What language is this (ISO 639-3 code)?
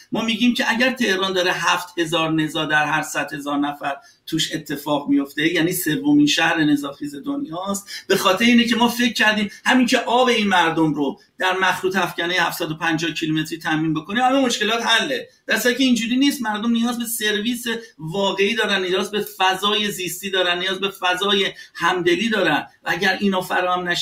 fas